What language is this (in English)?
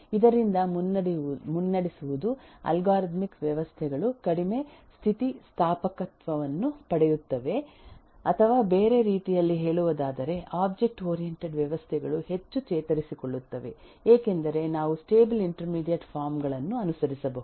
Kannada